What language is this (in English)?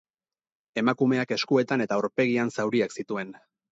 Basque